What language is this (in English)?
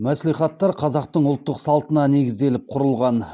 Kazakh